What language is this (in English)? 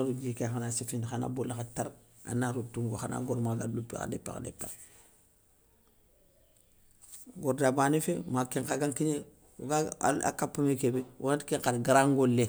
Soninke